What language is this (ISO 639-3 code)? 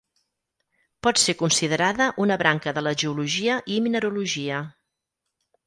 cat